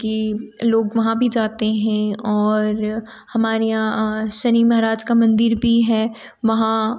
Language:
Hindi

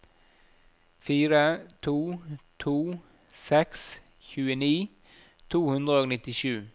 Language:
Norwegian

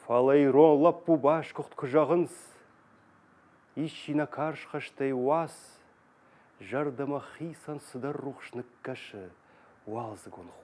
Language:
Russian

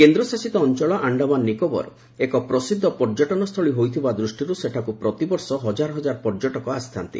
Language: Odia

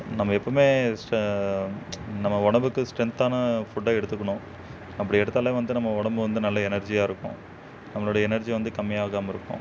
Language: Tamil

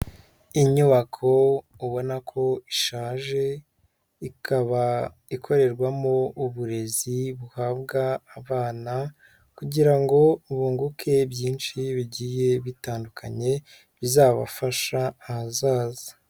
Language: Kinyarwanda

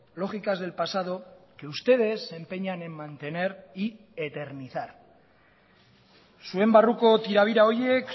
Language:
Spanish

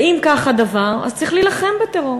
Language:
Hebrew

